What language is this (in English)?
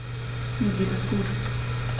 German